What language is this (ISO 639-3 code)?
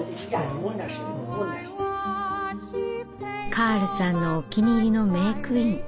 jpn